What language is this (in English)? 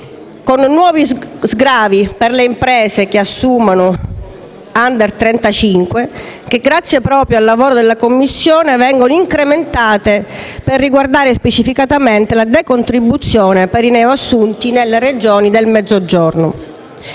Italian